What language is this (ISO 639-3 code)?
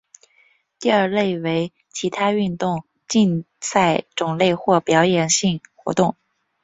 zho